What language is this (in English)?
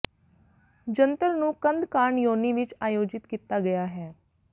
Punjabi